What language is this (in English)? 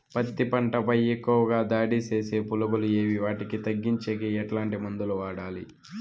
Telugu